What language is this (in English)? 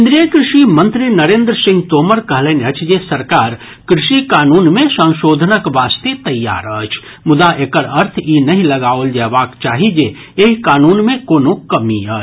Maithili